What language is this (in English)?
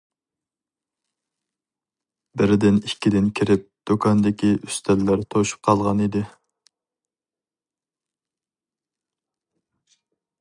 Uyghur